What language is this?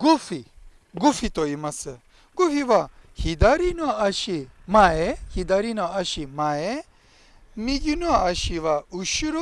Japanese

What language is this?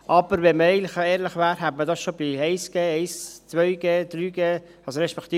Swiss German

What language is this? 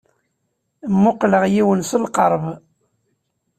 Kabyle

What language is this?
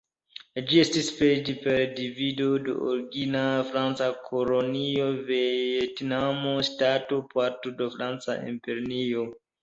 Esperanto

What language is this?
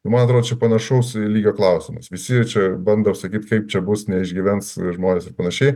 Lithuanian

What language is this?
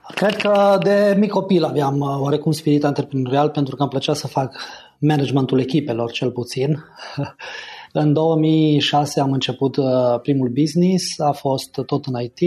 Romanian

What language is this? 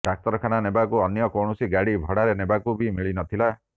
Odia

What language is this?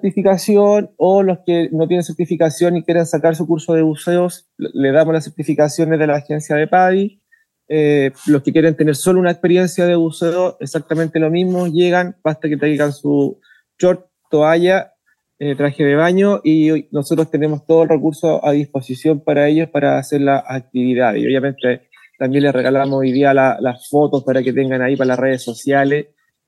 Spanish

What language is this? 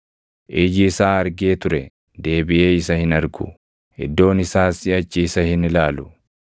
Oromo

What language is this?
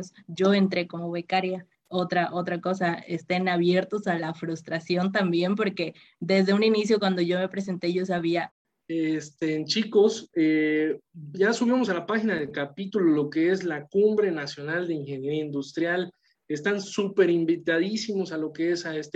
Spanish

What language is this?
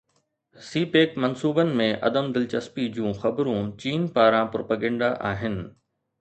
Sindhi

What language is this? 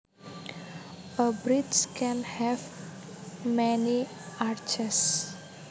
Javanese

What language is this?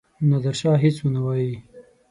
Pashto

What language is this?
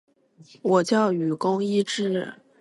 Chinese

